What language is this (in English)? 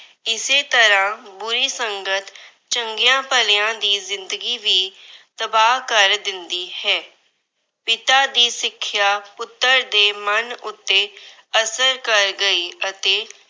Punjabi